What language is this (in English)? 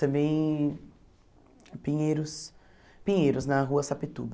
Portuguese